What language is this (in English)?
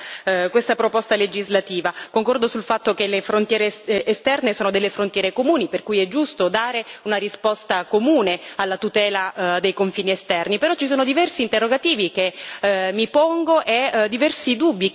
Italian